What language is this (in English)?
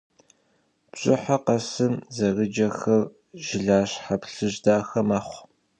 Kabardian